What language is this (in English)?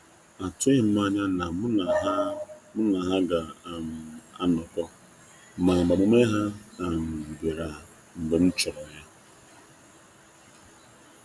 Igbo